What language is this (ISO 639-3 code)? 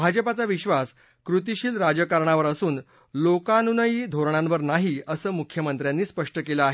mar